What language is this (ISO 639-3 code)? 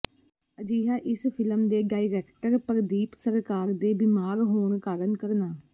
pan